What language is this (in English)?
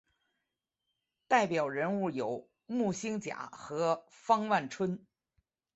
Chinese